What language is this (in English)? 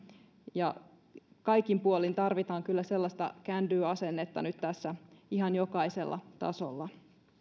Finnish